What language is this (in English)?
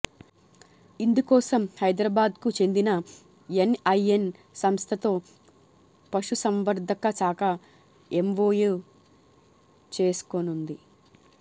Telugu